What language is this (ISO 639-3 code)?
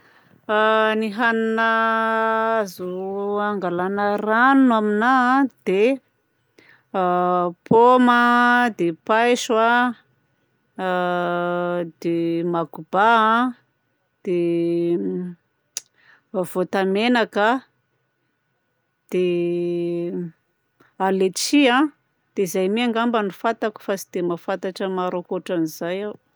bzc